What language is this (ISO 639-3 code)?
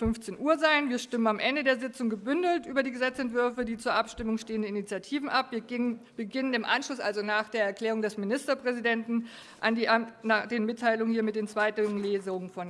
deu